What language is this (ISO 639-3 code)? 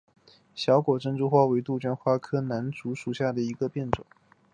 zho